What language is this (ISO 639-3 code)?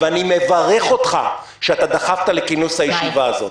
heb